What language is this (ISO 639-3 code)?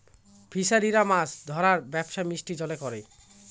ben